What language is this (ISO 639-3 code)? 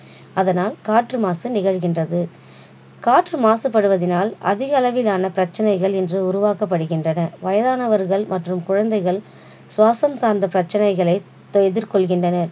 tam